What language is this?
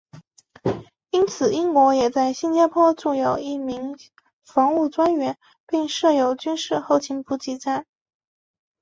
Chinese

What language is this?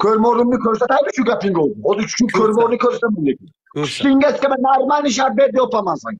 Turkish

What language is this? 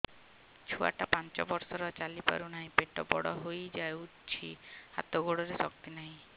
Odia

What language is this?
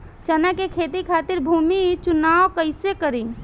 Bhojpuri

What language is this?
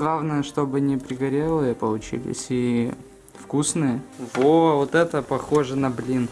Russian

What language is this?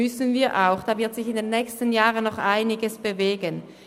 Swiss German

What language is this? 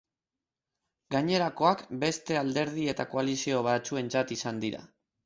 Basque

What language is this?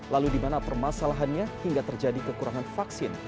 Indonesian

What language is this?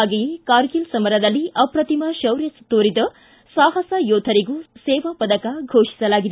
Kannada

